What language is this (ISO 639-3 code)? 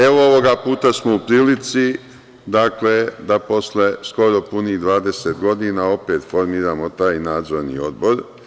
srp